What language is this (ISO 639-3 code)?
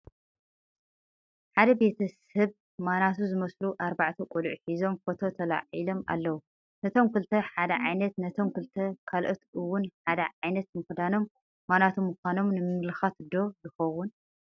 tir